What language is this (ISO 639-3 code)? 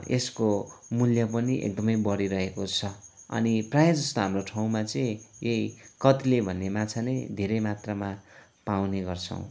nep